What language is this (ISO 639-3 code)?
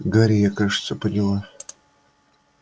rus